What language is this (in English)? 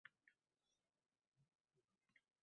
Uzbek